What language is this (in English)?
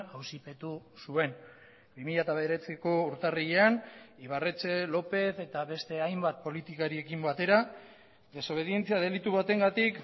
Basque